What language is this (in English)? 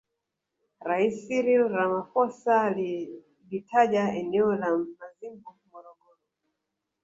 Swahili